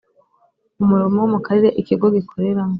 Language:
Kinyarwanda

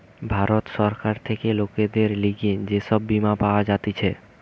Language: Bangla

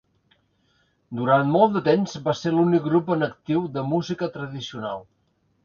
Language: Catalan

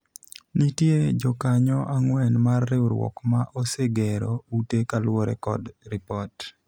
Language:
Luo (Kenya and Tanzania)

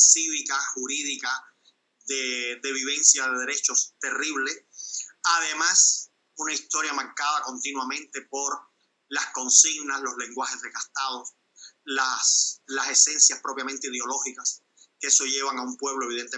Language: Spanish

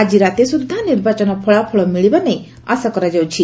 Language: Odia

